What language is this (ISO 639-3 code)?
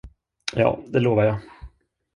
swe